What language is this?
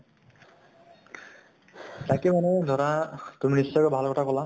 Assamese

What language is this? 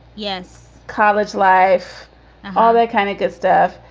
English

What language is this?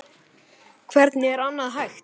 Icelandic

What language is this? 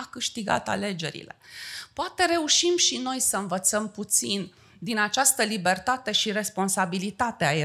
Romanian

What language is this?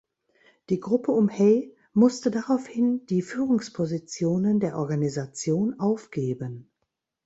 German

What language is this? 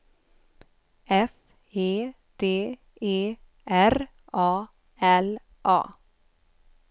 Swedish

